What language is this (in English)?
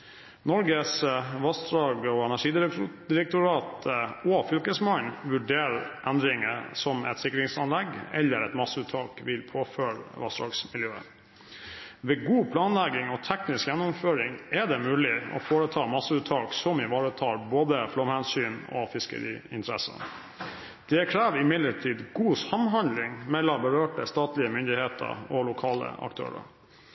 Norwegian Bokmål